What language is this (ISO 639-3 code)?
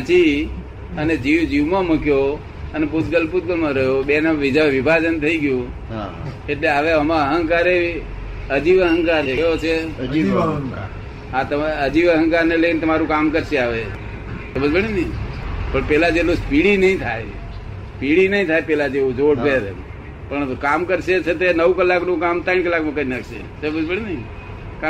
guj